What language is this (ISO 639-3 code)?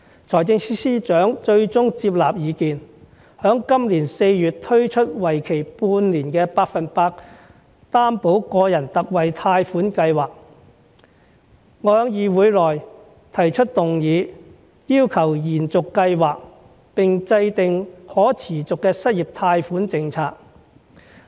yue